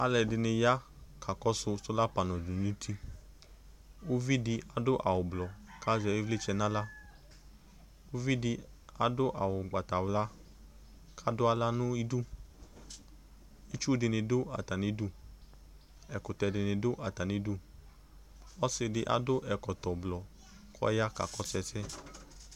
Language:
Ikposo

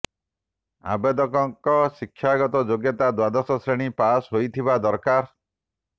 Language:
Odia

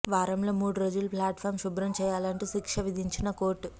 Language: Telugu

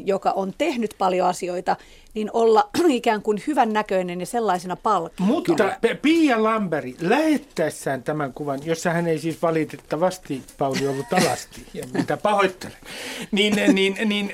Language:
Finnish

